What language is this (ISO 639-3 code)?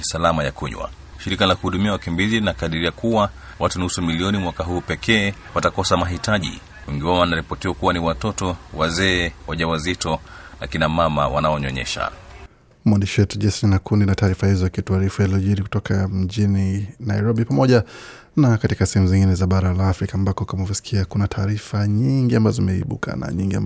swa